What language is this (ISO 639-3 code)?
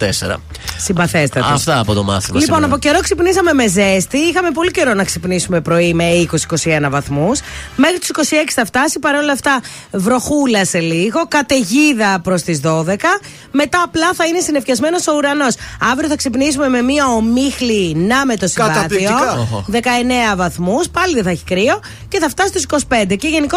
ell